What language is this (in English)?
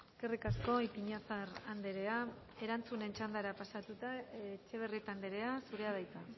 Basque